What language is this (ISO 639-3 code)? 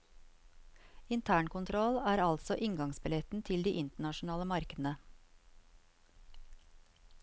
nor